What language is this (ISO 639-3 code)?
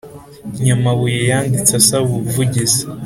kin